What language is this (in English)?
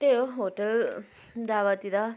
Nepali